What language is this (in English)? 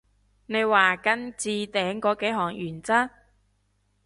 Cantonese